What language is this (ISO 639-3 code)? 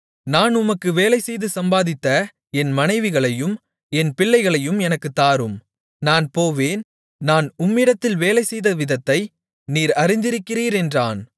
tam